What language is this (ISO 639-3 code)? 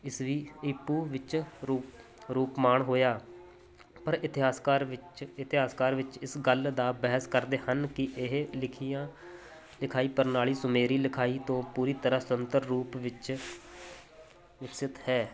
pan